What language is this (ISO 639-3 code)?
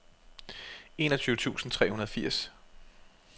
dan